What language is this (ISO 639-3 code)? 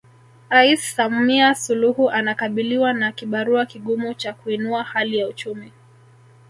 swa